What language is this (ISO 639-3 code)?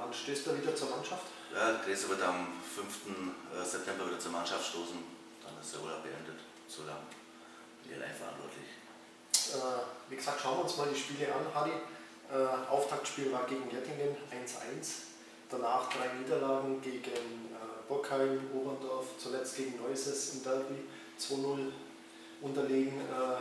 deu